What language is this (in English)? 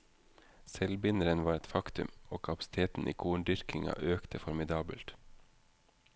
Norwegian